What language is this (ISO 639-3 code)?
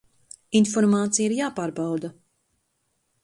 lav